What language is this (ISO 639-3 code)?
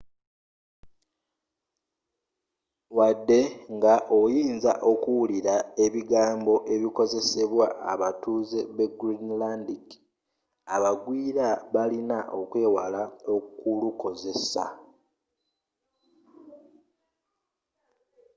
lug